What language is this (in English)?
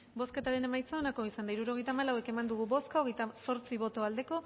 Basque